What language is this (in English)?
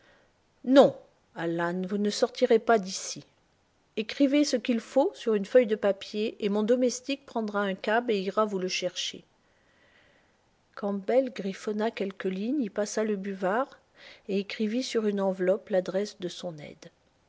French